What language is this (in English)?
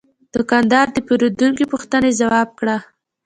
Pashto